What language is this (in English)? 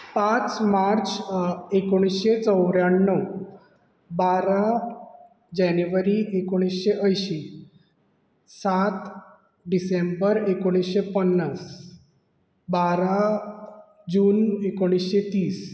Konkani